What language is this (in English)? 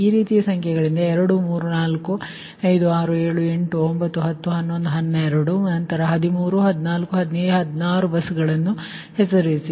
Kannada